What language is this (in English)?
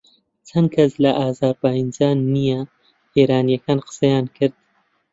Central Kurdish